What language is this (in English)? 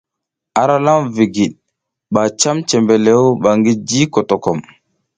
South Giziga